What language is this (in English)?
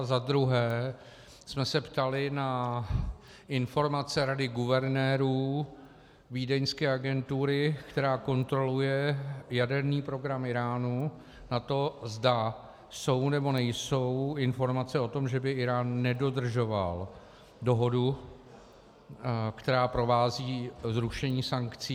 Czech